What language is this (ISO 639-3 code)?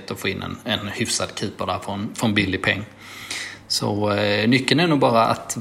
swe